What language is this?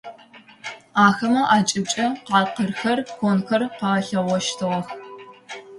Adyghe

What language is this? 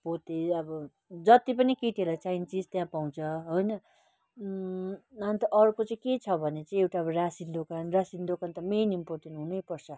Nepali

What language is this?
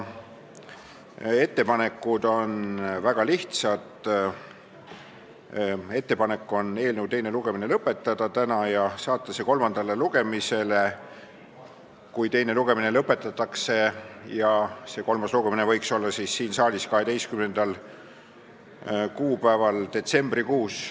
Estonian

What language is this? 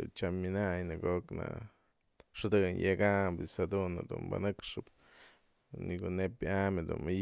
Mazatlán Mixe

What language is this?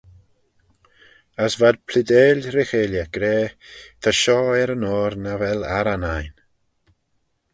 Manx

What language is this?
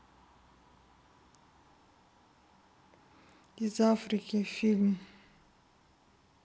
Russian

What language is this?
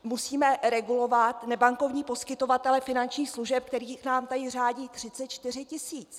Czech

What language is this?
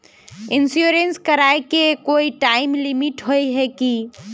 Magahi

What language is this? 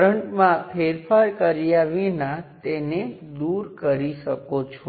Gujarati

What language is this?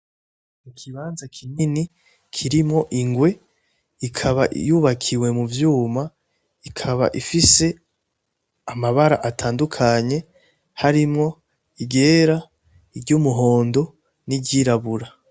Rundi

